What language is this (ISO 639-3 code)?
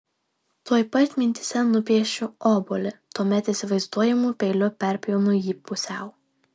lit